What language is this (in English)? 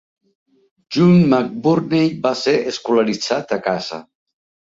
Catalan